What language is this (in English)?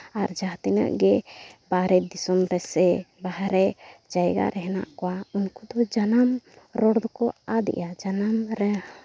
Santali